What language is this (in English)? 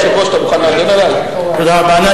Hebrew